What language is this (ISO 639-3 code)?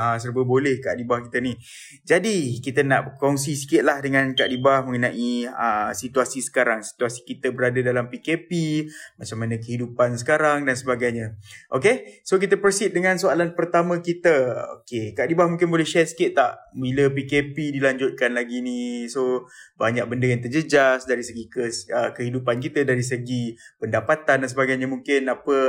msa